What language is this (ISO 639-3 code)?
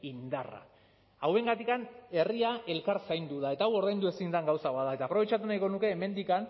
eus